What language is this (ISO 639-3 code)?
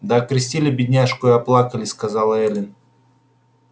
rus